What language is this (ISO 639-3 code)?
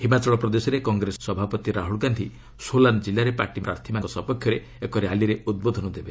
ori